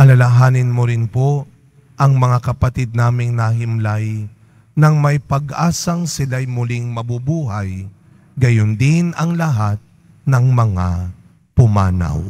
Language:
Filipino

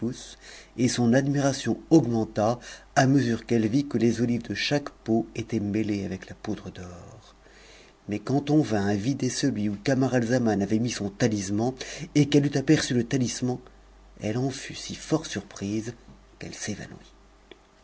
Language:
French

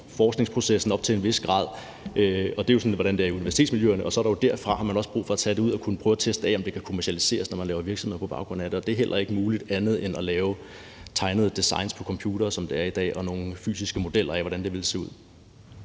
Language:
Danish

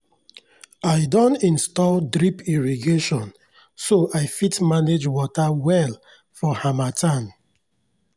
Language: Nigerian Pidgin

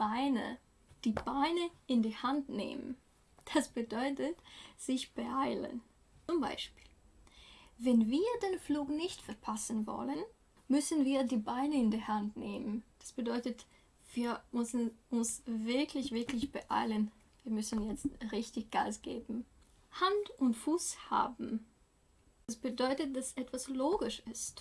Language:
German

